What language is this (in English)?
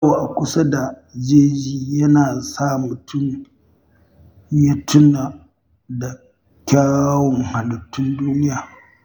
Hausa